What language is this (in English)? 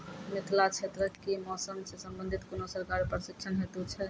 Maithili